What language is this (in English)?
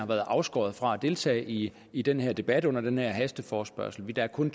Danish